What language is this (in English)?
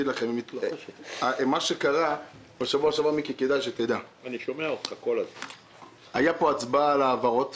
Hebrew